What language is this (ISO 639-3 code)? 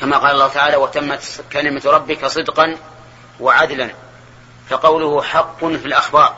ara